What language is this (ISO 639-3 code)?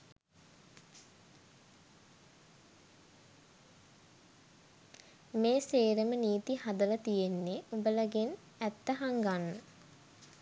sin